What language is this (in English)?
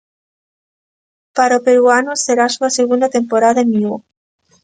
Galician